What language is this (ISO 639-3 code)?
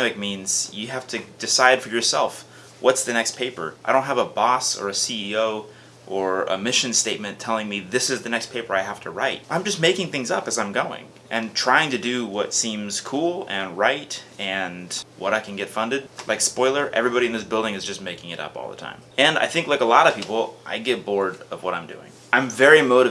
eng